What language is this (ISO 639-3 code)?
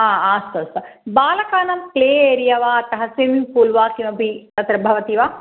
san